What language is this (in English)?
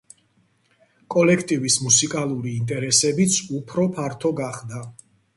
Georgian